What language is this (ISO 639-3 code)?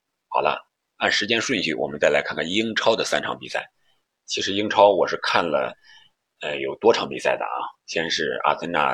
zho